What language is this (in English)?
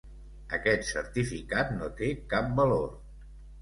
Catalan